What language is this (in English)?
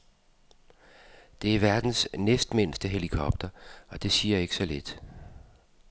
Danish